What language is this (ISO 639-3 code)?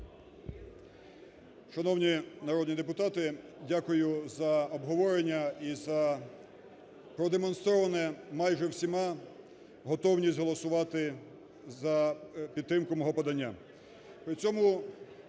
ukr